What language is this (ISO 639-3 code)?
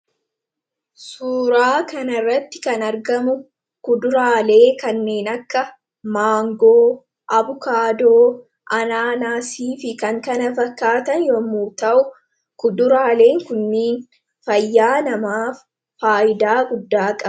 orm